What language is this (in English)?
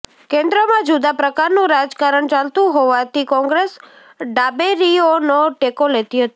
Gujarati